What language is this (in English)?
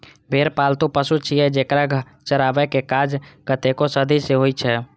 Maithili